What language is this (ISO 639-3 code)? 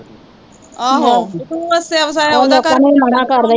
pan